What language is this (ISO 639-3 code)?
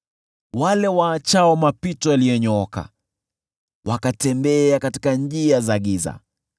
swa